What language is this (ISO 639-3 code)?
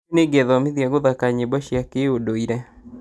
kik